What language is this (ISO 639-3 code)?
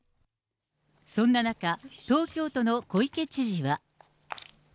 jpn